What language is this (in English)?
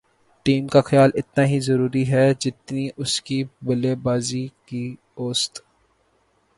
Urdu